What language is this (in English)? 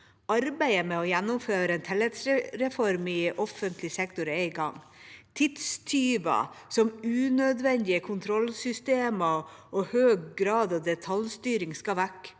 Norwegian